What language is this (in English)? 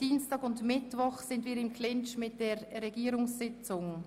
Swiss German